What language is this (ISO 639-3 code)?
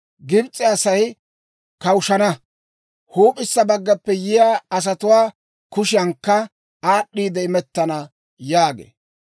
dwr